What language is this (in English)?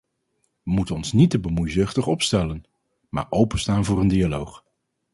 Dutch